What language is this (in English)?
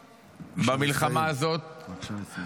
Hebrew